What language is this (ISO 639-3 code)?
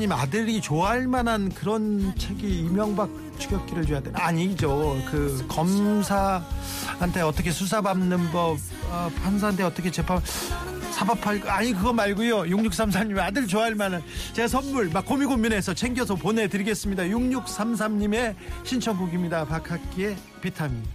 kor